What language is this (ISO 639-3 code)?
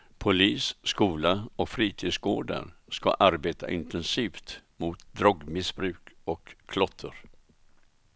swe